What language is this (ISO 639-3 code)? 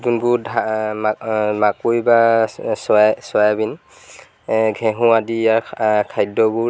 asm